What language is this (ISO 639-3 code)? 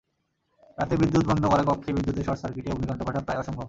ben